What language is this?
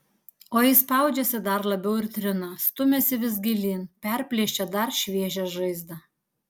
Lithuanian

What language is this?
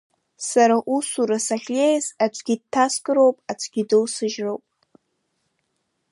Abkhazian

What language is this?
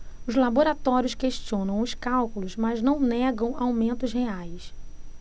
Portuguese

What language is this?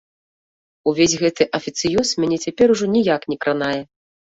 Belarusian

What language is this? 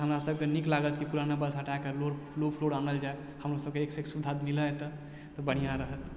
Maithili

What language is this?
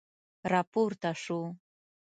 Pashto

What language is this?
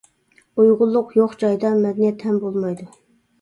Uyghur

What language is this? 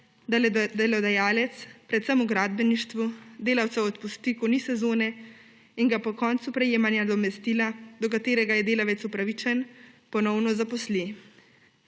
Slovenian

